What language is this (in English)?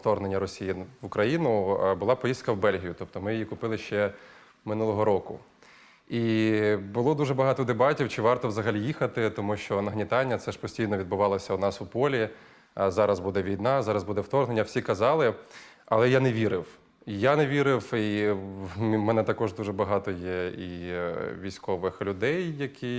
Ukrainian